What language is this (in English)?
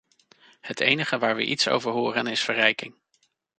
Dutch